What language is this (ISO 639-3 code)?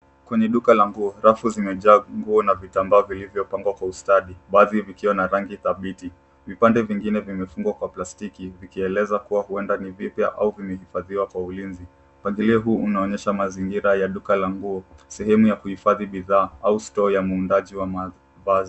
swa